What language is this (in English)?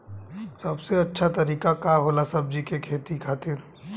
Bhojpuri